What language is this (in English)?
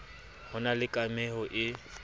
Southern Sotho